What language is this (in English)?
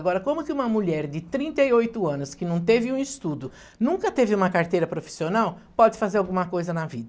Portuguese